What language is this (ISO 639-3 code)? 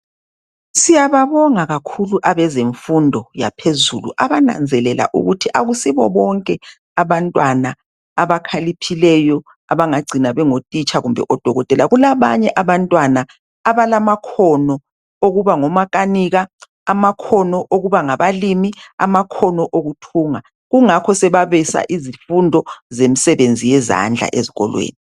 nde